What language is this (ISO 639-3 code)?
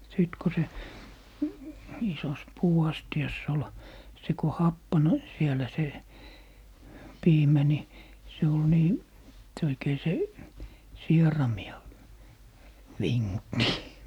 fin